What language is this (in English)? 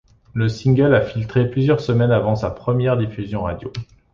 French